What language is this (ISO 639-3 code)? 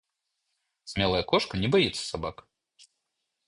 rus